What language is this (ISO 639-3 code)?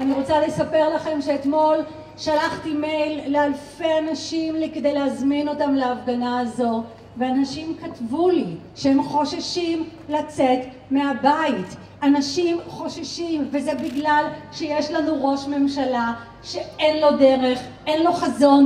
heb